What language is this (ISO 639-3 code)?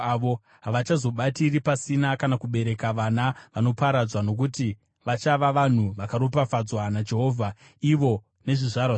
sna